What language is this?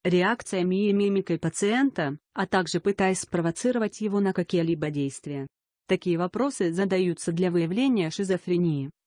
Russian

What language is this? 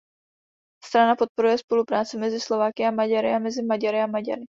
Czech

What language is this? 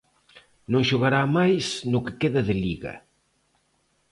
Galician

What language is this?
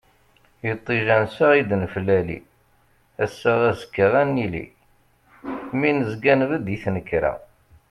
Kabyle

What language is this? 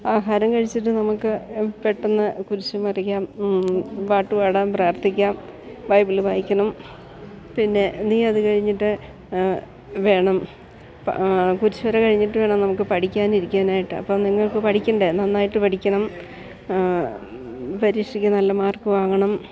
Malayalam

